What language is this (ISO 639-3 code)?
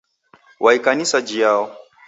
dav